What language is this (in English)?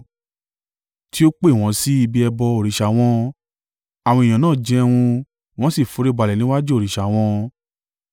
Yoruba